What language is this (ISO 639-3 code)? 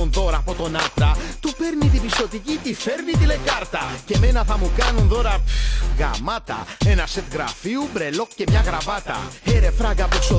ell